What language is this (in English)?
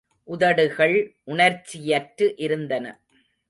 Tamil